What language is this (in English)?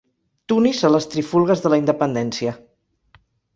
Catalan